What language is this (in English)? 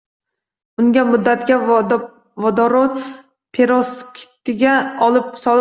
Uzbek